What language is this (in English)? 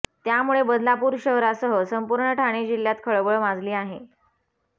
Marathi